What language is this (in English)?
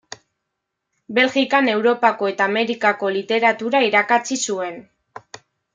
Basque